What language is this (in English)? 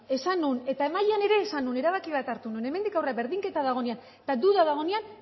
Basque